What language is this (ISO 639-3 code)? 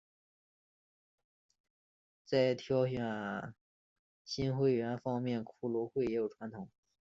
zho